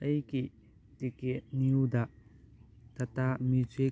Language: Manipuri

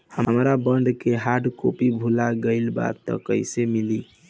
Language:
Bhojpuri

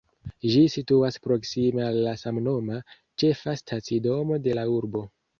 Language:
Esperanto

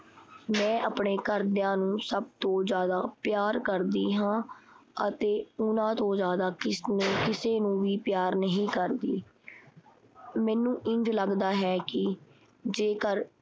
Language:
Punjabi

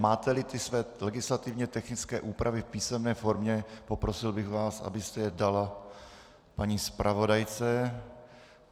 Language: Czech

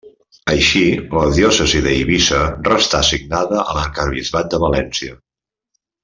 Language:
Catalan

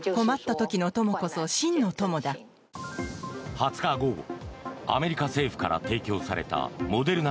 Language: Japanese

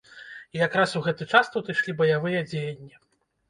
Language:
Belarusian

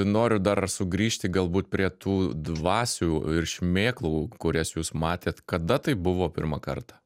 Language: Lithuanian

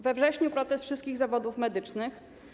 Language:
Polish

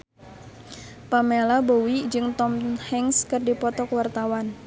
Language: Sundanese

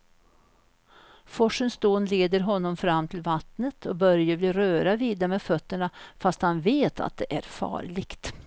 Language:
Swedish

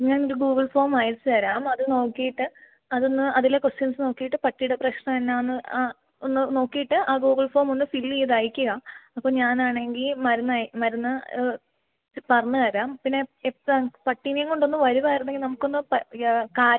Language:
Malayalam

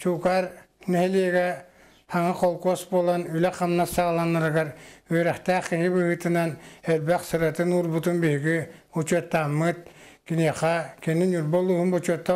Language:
Dutch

